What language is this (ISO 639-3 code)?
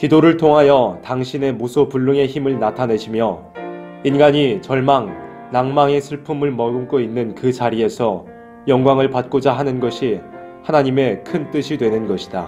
kor